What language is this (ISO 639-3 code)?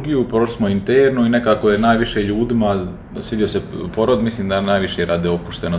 hrv